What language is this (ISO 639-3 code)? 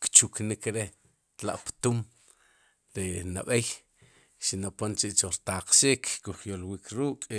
qum